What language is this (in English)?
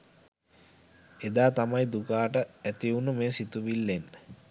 Sinhala